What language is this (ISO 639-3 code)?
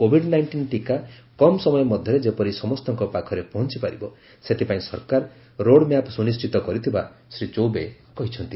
ori